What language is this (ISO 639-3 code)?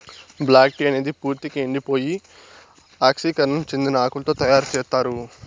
tel